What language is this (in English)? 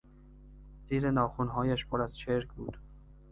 Persian